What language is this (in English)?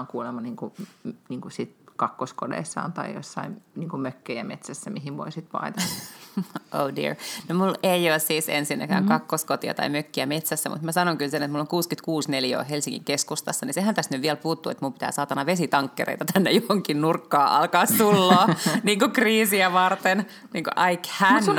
Finnish